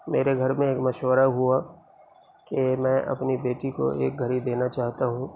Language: Urdu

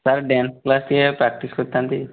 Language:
Odia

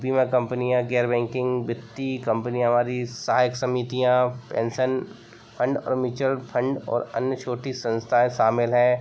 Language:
Hindi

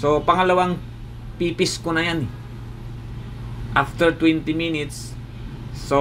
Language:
Filipino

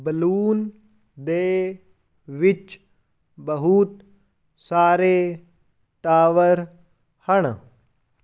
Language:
Punjabi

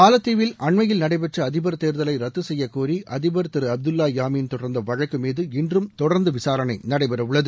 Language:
Tamil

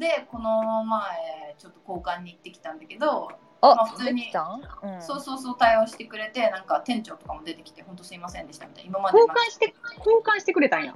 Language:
Japanese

